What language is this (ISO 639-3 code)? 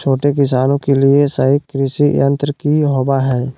mag